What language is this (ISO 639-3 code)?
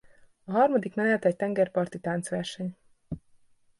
hun